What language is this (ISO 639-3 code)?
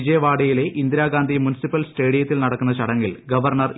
mal